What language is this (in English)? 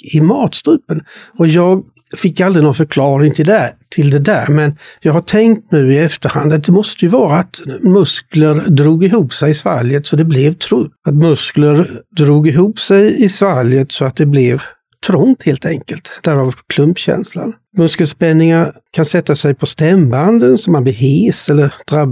Swedish